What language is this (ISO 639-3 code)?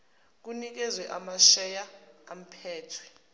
zul